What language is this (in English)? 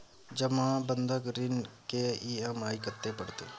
Maithili